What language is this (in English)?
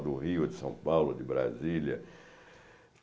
Portuguese